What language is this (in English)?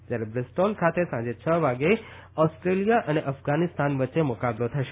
Gujarati